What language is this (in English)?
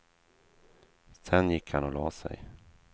Swedish